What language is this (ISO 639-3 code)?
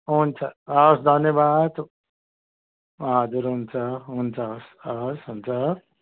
nep